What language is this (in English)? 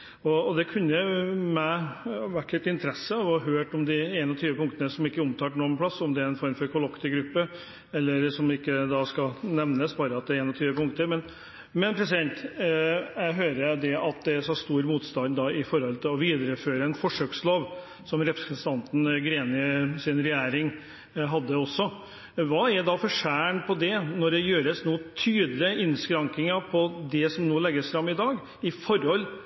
Norwegian Bokmål